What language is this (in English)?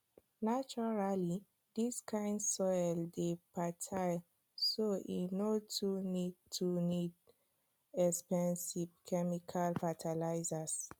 Nigerian Pidgin